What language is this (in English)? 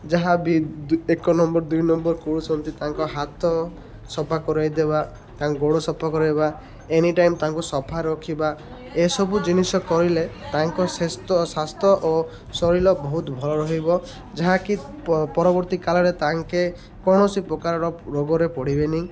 Odia